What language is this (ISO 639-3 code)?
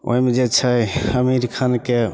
mai